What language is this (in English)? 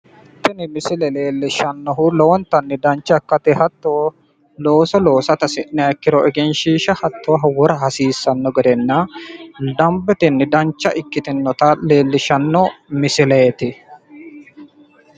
Sidamo